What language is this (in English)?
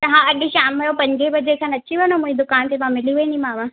Sindhi